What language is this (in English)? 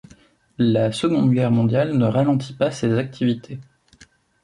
French